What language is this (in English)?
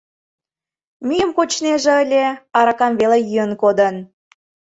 Mari